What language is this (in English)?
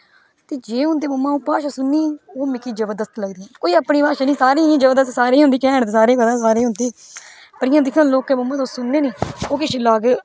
Dogri